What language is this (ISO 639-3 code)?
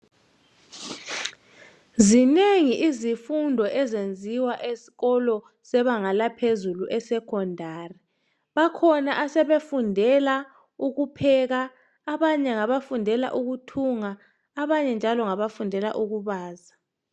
nde